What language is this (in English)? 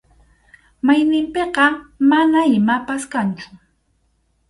Arequipa-La Unión Quechua